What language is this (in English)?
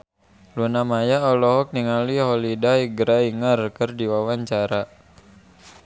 Sundanese